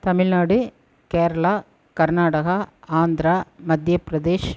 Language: Tamil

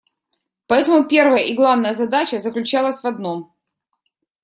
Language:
Russian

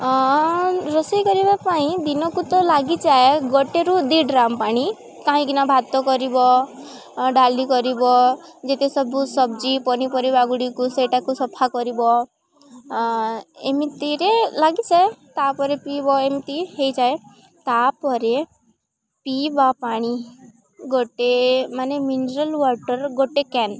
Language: Odia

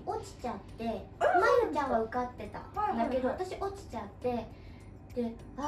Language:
Japanese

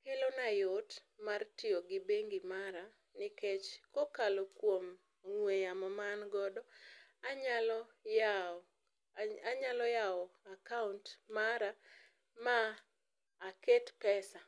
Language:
Luo (Kenya and Tanzania)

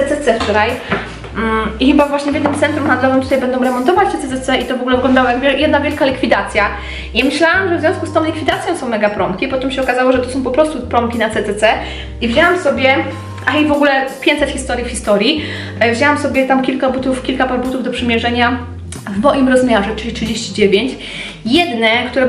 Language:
Polish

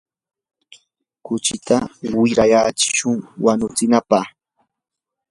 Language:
Yanahuanca Pasco Quechua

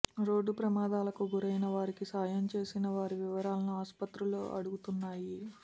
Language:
Telugu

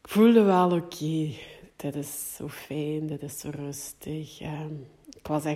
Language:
Dutch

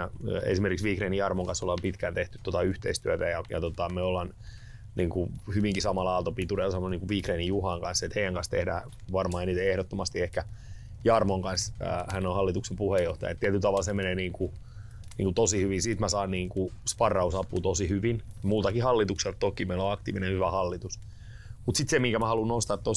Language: Finnish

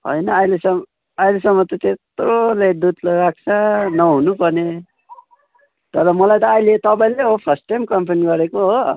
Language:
Nepali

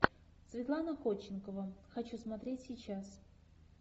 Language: Russian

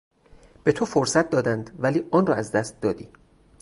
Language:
Persian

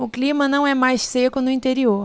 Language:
Portuguese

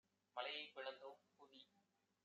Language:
Tamil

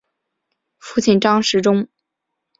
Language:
Chinese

